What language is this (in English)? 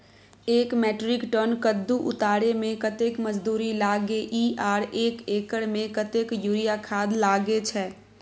Maithili